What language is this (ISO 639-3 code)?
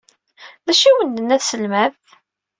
kab